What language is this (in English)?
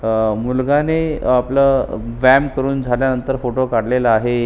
Marathi